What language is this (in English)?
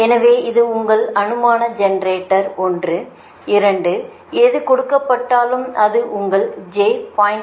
Tamil